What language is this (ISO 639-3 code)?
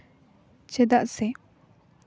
sat